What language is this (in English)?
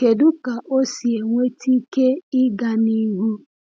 Igbo